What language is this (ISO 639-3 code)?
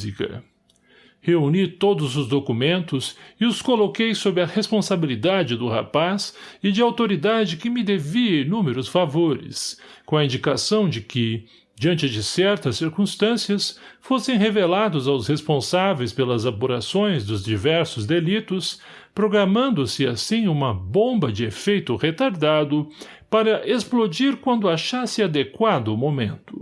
por